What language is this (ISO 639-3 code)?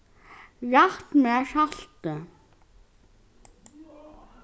fao